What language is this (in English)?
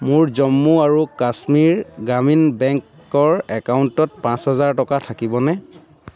Assamese